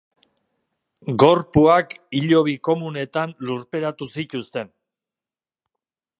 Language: Basque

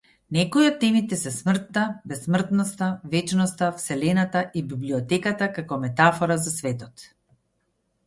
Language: Macedonian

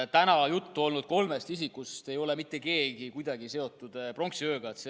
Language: Estonian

